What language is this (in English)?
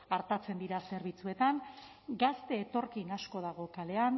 Basque